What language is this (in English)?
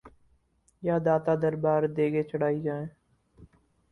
Urdu